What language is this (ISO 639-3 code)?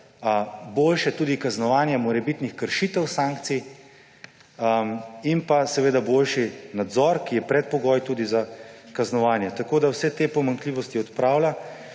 slv